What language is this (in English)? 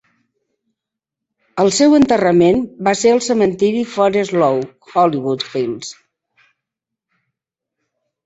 Catalan